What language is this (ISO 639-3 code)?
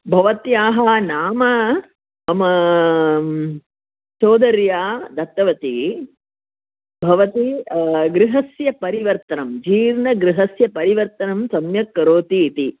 san